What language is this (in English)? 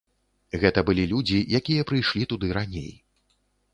Belarusian